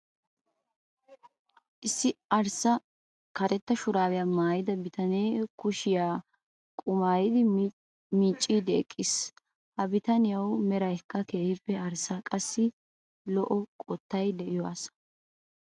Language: Wolaytta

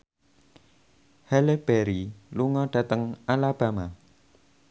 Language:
Javanese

